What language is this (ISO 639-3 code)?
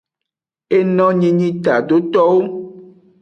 ajg